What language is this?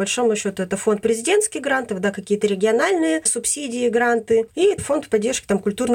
Russian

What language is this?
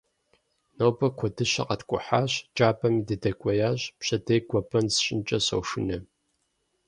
Kabardian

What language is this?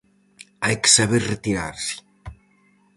Galician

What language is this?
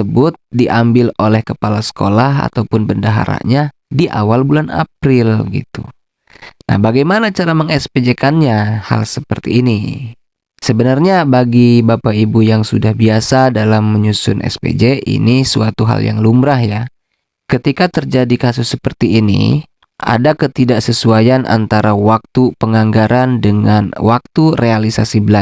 Indonesian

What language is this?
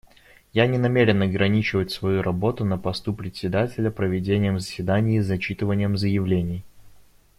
Russian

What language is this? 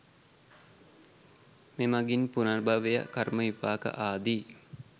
Sinhala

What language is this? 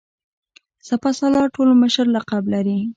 Pashto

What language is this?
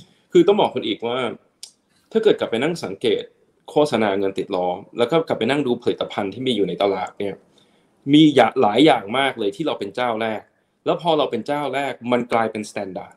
Thai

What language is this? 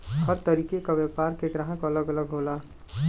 Bhojpuri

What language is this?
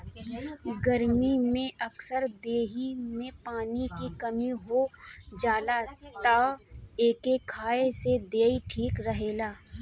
Bhojpuri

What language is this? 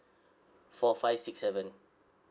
English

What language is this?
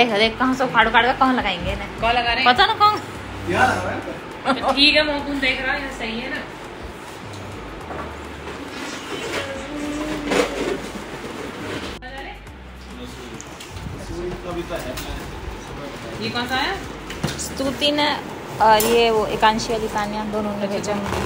Hindi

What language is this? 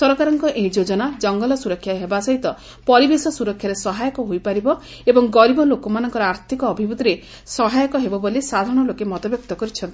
Odia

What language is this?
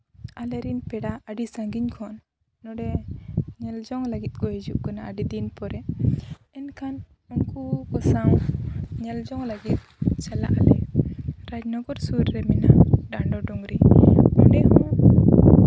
Santali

